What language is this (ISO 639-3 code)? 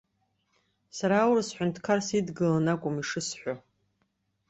abk